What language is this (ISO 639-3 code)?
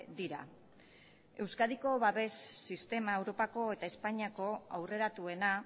eus